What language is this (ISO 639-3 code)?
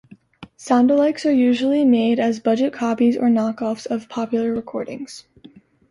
eng